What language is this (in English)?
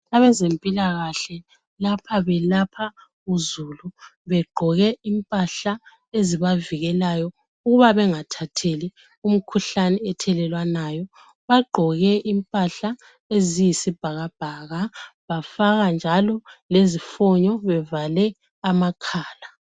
North Ndebele